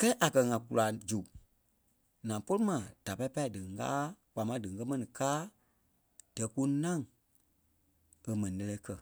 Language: Kpelle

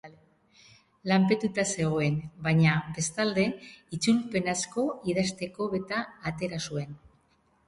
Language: Basque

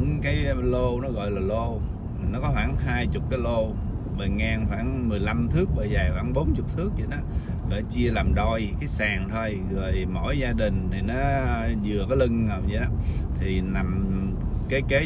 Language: Vietnamese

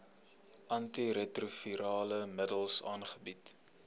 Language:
Afrikaans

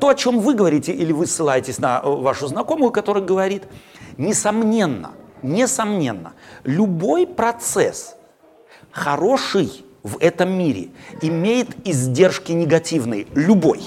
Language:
Russian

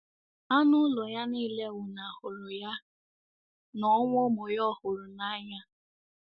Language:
Igbo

